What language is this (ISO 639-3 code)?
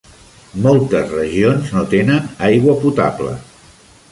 cat